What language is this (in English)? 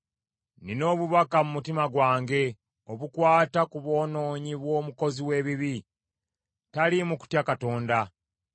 Ganda